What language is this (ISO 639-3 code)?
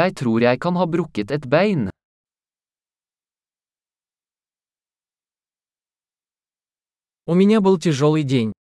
rus